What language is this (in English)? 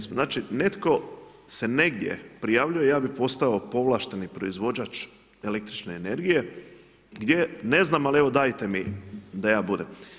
Croatian